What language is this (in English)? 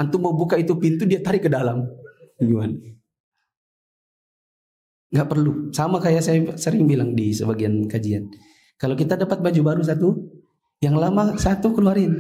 Indonesian